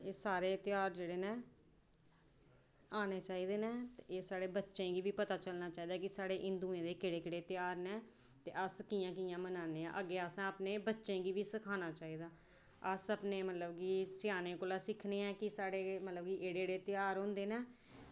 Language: Dogri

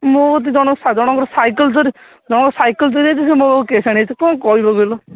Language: Odia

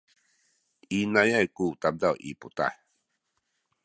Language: Sakizaya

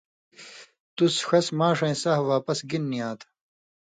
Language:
Indus Kohistani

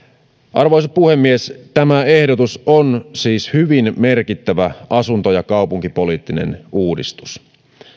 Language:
Finnish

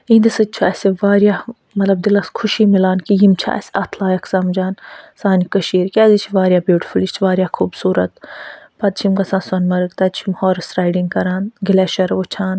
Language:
Kashmiri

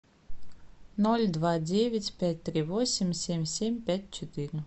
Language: Russian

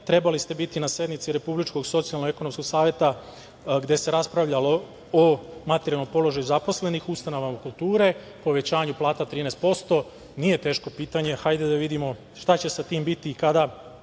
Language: Serbian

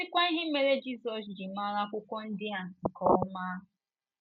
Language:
Igbo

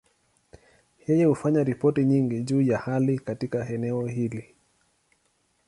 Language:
Swahili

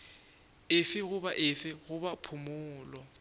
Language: Northern Sotho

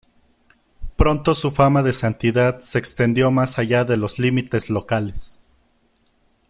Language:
Spanish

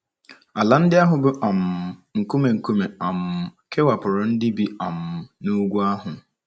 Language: Igbo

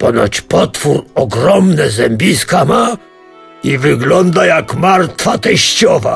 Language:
Polish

